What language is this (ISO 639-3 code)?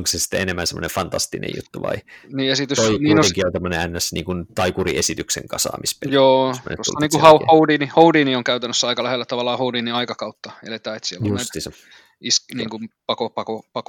fin